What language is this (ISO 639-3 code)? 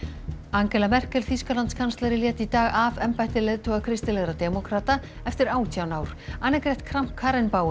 isl